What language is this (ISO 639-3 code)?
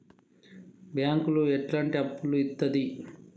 tel